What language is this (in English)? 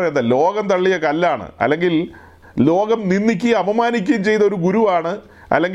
Malayalam